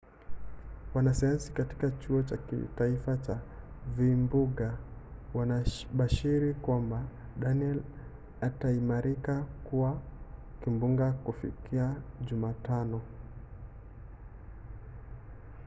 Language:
Swahili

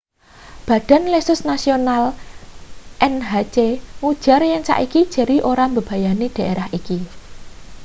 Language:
Javanese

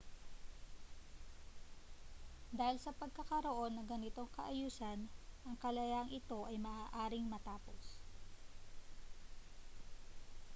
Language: Filipino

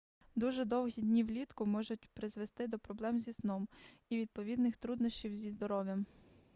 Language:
Ukrainian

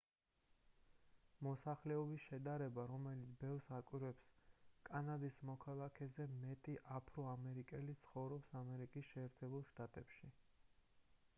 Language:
Georgian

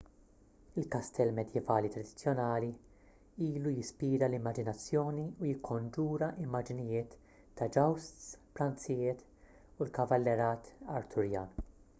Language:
Maltese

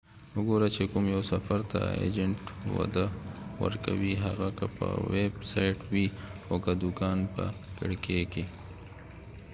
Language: Pashto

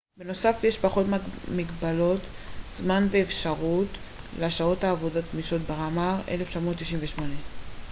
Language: Hebrew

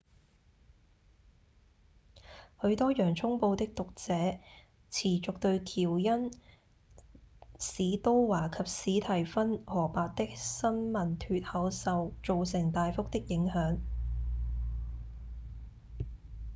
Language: Cantonese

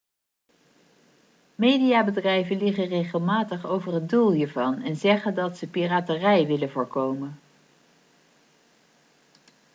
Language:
Dutch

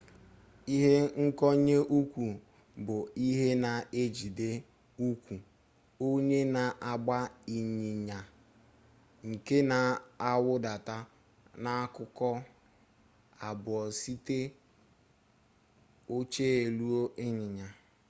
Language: Igbo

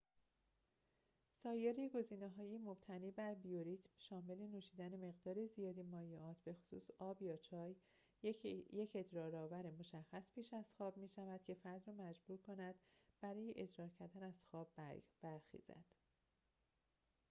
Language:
Persian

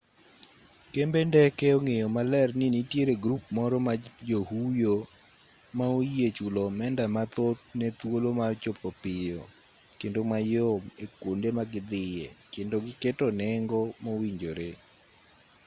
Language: Luo (Kenya and Tanzania)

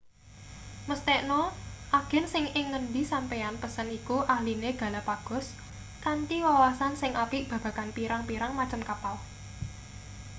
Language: Javanese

